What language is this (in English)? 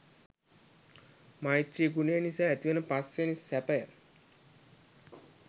Sinhala